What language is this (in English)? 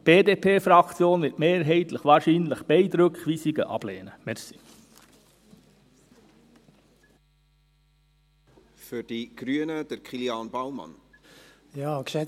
Swiss German